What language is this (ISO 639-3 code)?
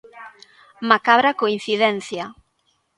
glg